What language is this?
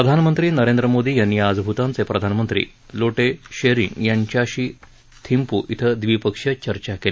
Marathi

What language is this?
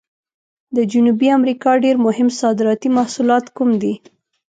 Pashto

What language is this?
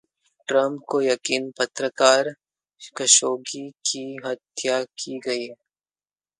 Hindi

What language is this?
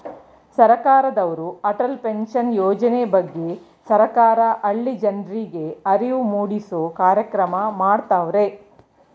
Kannada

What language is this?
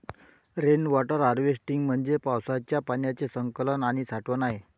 Marathi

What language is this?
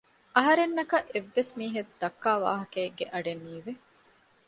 Divehi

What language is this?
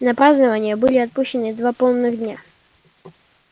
Russian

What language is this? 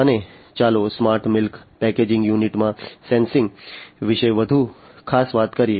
Gujarati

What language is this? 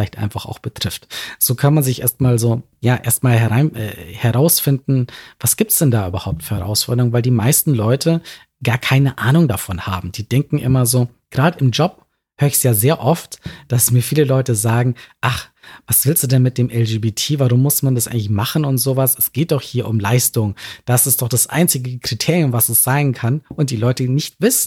German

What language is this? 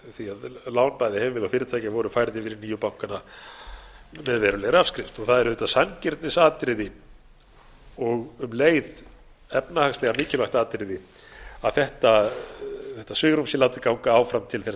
Icelandic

